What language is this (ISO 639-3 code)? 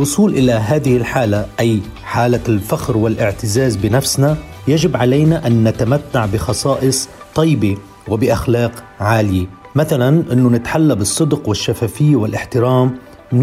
ara